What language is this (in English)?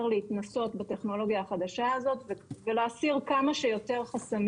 Hebrew